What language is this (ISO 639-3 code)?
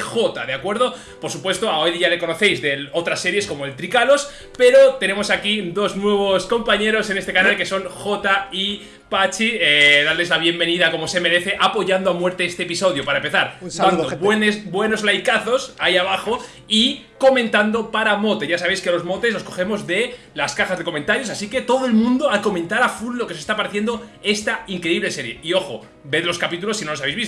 spa